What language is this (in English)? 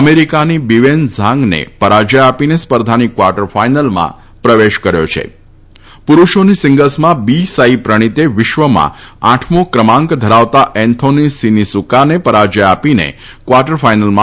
Gujarati